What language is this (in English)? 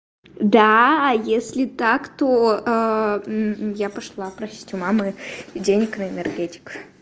Russian